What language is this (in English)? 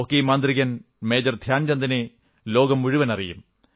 Malayalam